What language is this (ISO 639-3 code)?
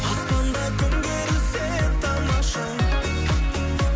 kaz